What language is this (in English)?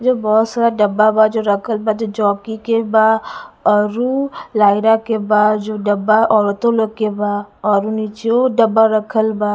Bhojpuri